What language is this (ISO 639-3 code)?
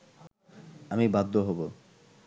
ben